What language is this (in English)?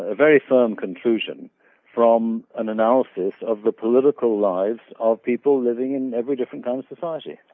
English